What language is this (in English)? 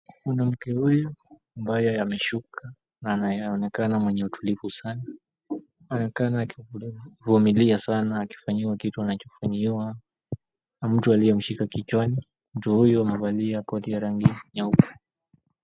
Swahili